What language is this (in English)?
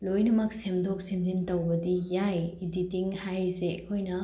Manipuri